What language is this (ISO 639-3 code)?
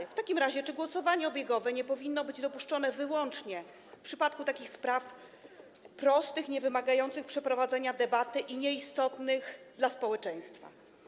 pol